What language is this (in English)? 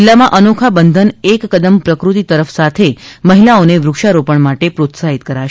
Gujarati